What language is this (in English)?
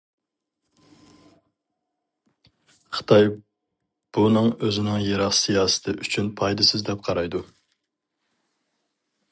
Uyghur